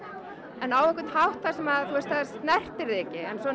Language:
Icelandic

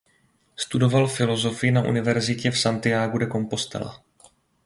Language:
Czech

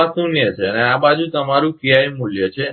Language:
Gujarati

